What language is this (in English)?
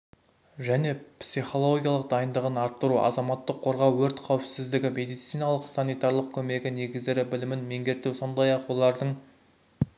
Kazakh